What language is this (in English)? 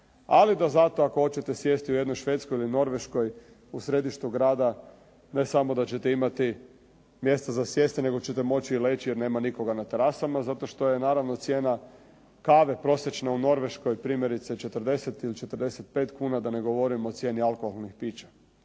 Croatian